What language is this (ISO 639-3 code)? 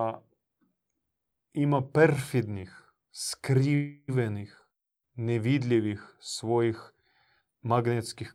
hrv